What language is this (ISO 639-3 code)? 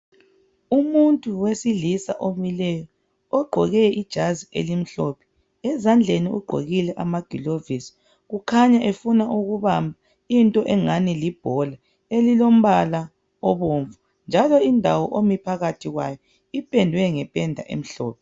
nde